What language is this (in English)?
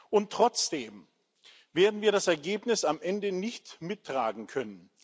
German